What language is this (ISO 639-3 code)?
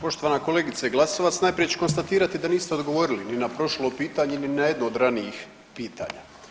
hrv